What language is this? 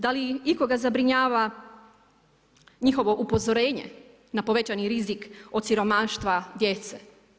Croatian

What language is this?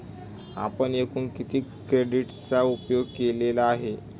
Marathi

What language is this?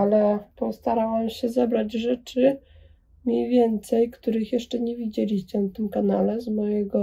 Polish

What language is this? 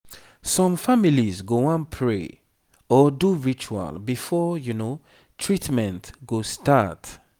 Nigerian Pidgin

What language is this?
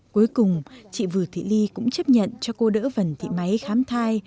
Vietnamese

